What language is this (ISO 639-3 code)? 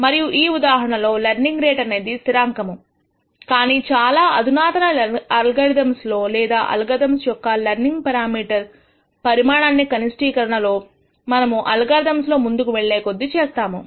tel